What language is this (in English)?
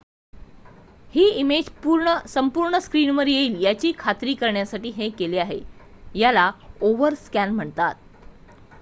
Marathi